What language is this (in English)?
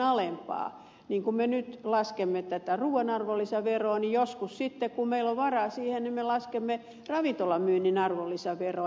Finnish